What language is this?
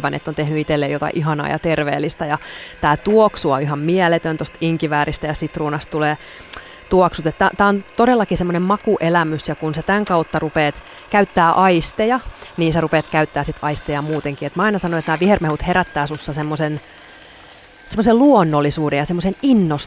Finnish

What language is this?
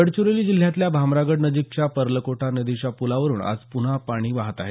Marathi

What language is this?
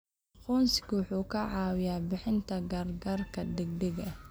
Somali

